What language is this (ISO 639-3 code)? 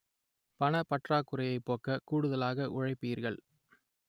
tam